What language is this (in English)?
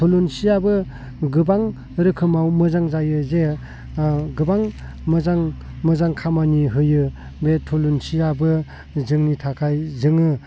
Bodo